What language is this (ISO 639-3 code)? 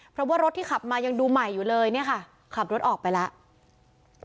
tha